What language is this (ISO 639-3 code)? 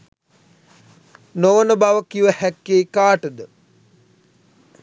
sin